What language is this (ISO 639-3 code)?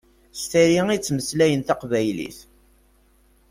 kab